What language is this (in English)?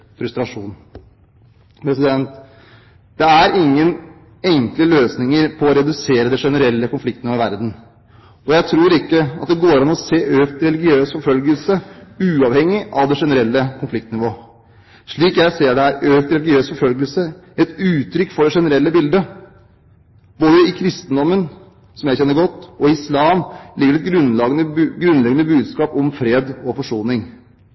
Norwegian Bokmål